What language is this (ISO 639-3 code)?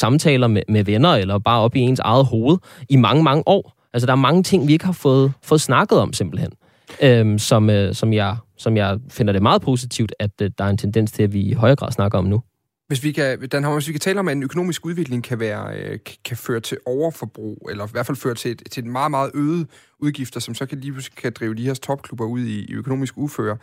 dan